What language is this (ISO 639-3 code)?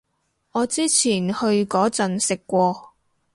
yue